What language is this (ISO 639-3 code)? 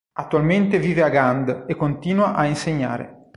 ita